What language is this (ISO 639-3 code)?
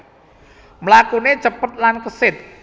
jav